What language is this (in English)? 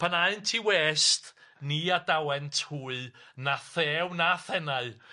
Welsh